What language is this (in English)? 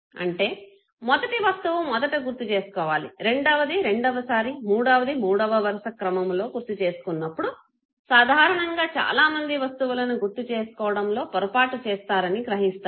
Telugu